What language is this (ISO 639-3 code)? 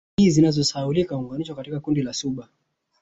swa